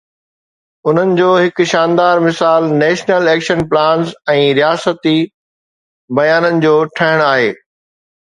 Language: Sindhi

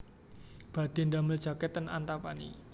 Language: Javanese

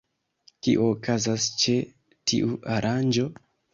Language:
Esperanto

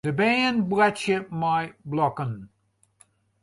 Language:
Western Frisian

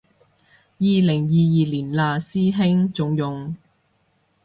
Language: Cantonese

